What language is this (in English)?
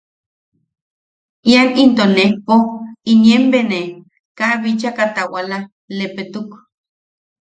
Yaqui